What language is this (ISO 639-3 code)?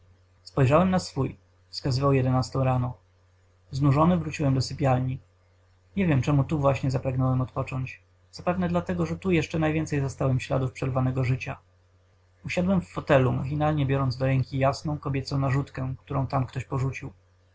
pol